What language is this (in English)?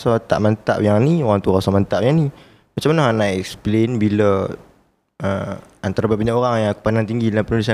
Malay